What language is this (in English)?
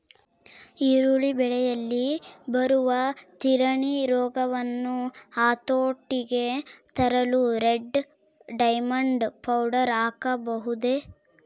Kannada